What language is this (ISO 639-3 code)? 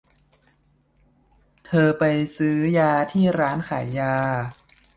tha